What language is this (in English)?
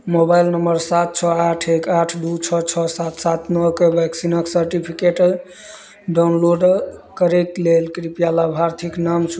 Maithili